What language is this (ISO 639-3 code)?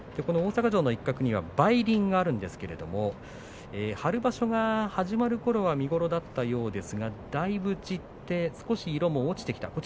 jpn